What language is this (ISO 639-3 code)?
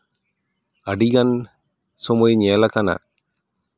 sat